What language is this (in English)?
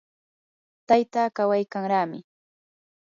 Yanahuanca Pasco Quechua